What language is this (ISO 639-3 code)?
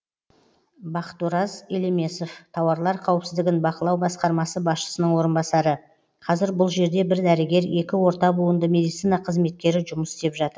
kaz